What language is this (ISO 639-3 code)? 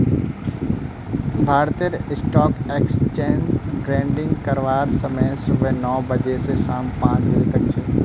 mag